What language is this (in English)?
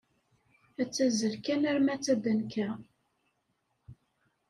Kabyle